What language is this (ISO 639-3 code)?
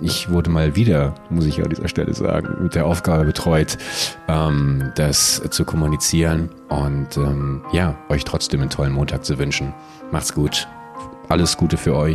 deu